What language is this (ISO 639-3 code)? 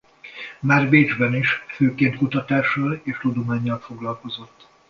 hun